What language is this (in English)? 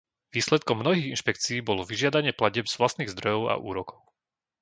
Slovak